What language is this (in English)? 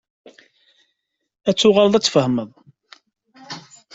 Kabyle